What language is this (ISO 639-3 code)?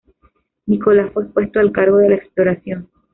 spa